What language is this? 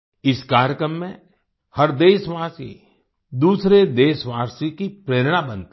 Hindi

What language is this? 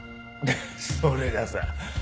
Japanese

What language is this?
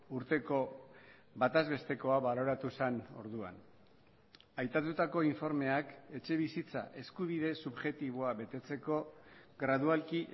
Basque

